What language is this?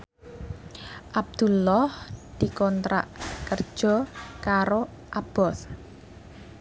Javanese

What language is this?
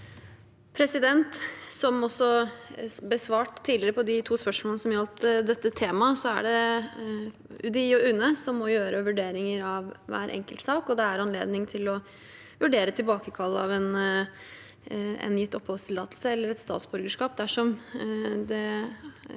Norwegian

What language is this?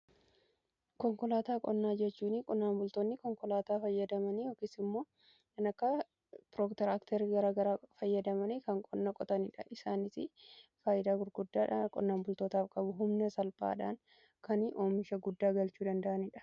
Oromo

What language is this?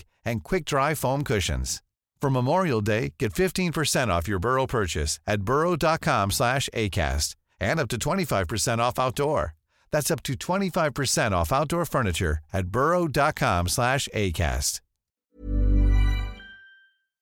Swedish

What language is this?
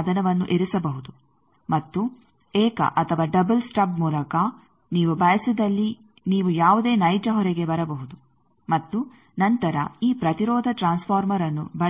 Kannada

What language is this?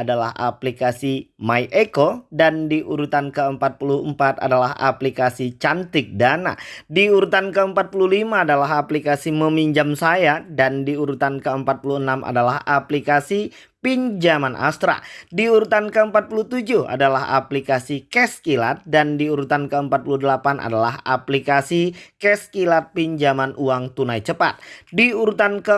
Indonesian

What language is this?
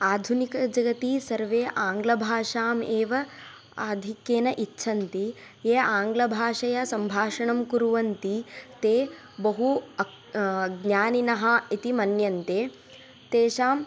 Sanskrit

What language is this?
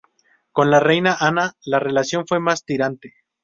Spanish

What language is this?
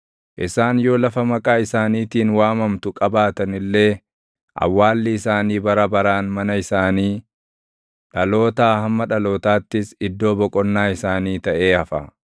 Oromo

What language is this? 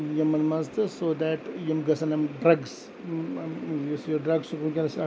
Kashmiri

